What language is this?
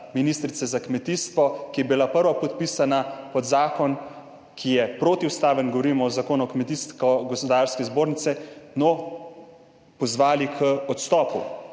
Slovenian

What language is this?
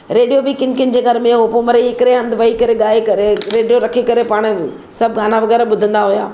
Sindhi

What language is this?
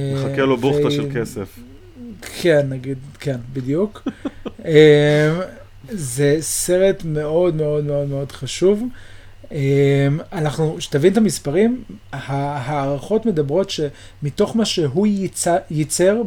Hebrew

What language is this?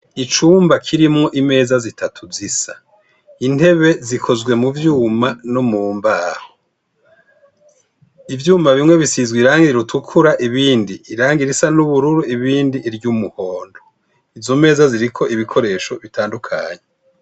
Rundi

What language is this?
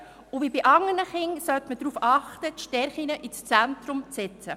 Swiss German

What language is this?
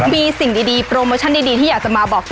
Thai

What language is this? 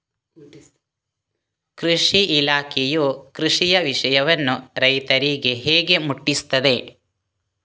Kannada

